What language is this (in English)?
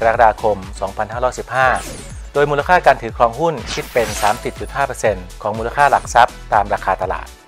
Thai